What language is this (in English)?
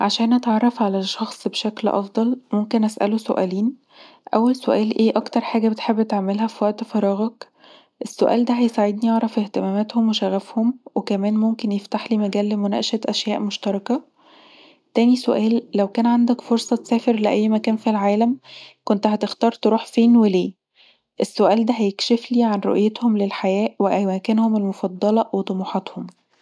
Egyptian Arabic